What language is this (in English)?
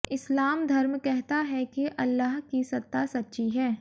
Hindi